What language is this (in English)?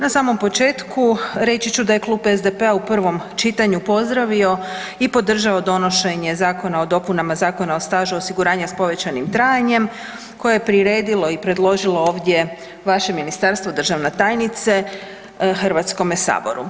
Croatian